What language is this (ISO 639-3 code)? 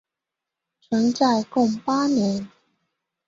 zho